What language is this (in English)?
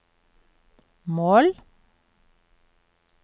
Norwegian